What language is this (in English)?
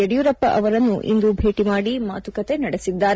Kannada